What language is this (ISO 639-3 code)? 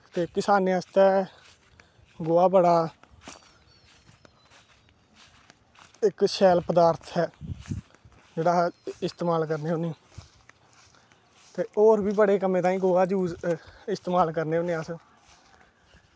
doi